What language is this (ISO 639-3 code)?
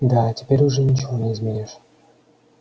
rus